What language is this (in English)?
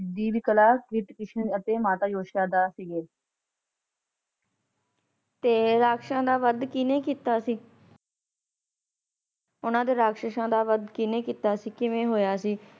Punjabi